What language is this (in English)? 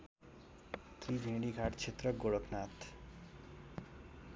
Nepali